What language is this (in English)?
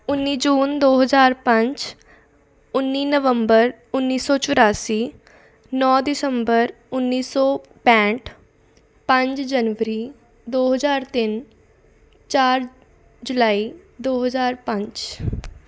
Punjabi